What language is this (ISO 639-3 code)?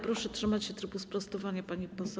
pol